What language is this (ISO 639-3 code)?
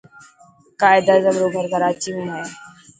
mki